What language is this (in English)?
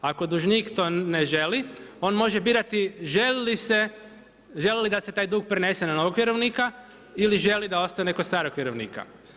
Croatian